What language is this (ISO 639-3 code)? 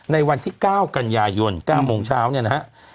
tha